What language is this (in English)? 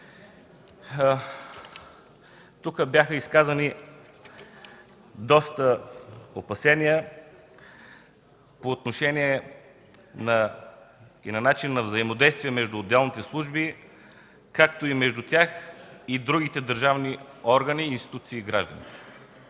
Bulgarian